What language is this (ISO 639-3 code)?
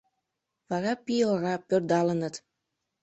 chm